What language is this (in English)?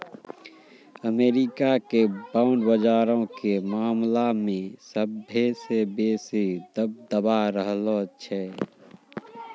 Maithili